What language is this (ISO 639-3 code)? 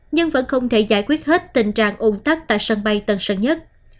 vie